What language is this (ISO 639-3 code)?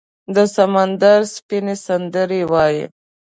pus